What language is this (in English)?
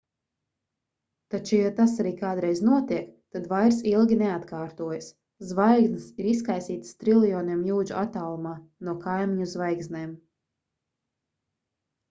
Latvian